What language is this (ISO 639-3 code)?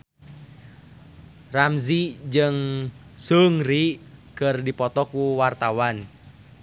sun